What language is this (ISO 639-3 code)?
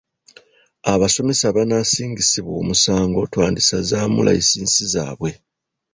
lug